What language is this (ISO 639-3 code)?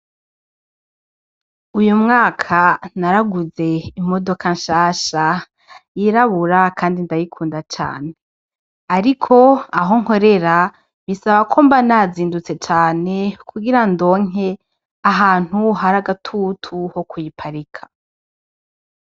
run